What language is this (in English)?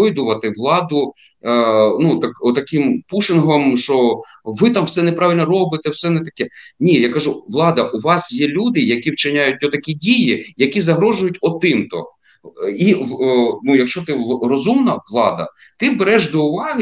Ukrainian